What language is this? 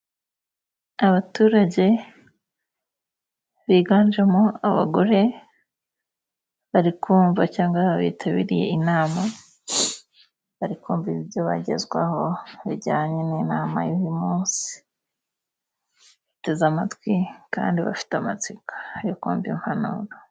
Kinyarwanda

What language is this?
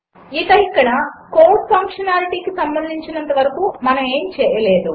Telugu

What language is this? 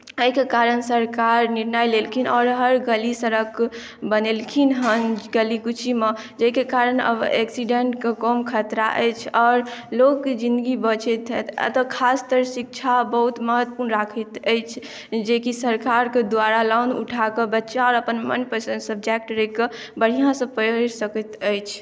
Maithili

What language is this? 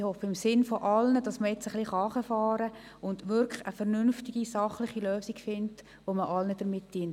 Swiss German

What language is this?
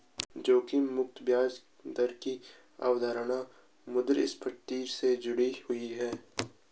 Hindi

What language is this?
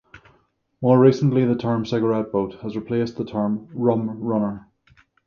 English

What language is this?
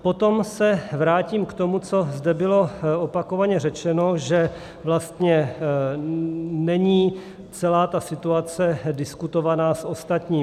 Czech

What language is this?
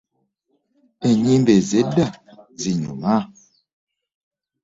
Ganda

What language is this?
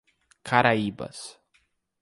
Portuguese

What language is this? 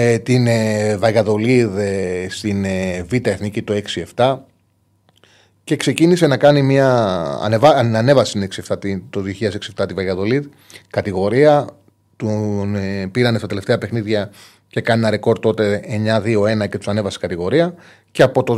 Greek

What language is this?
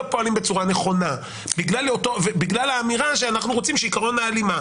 Hebrew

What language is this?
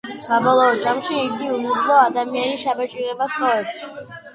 Georgian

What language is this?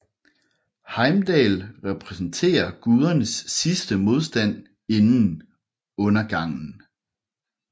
Danish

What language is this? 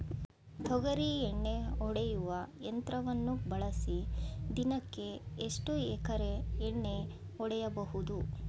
Kannada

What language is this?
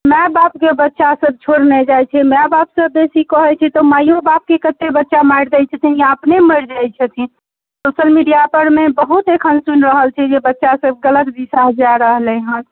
Maithili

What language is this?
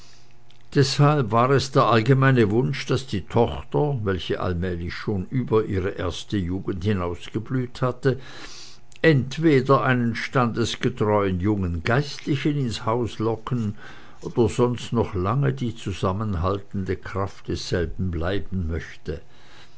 German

